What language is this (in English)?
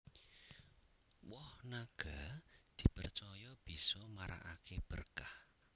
Javanese